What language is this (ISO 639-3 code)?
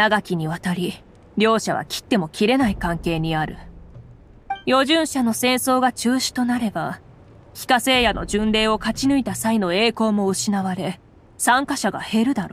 jpn